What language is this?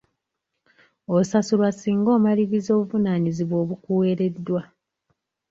Ganda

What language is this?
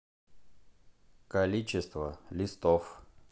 Russian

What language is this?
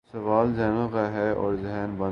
Urdu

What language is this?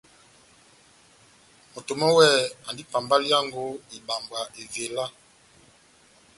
Batanga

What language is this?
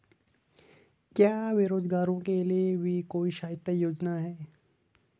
Hindi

